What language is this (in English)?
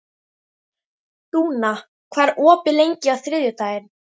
Icelandic